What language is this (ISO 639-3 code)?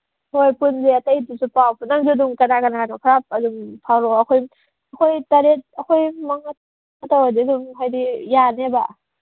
mni